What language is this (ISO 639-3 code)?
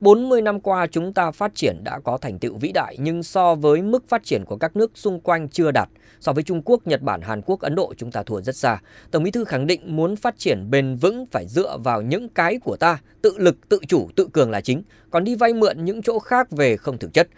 vie